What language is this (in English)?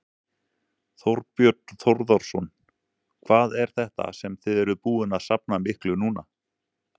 Icelandic